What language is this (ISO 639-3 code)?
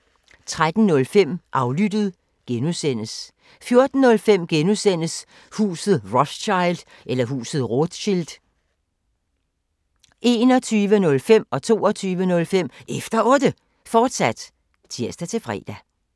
dan